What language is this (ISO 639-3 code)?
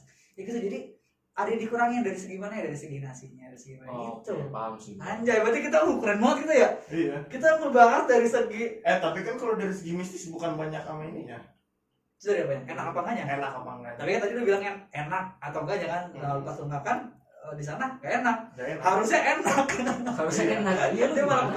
ind